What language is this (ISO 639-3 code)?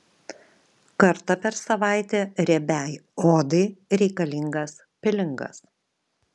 lit